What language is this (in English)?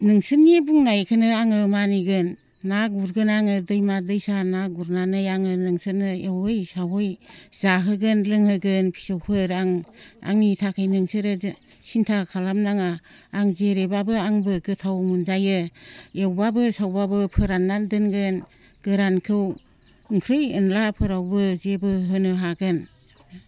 Bodo